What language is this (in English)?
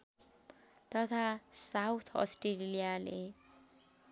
Nepali